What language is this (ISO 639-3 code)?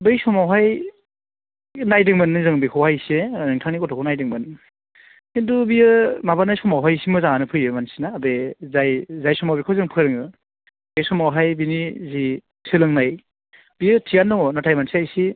brx